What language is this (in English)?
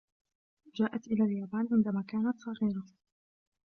Arabic